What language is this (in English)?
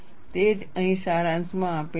Gujarati